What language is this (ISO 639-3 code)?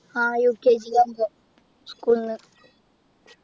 mal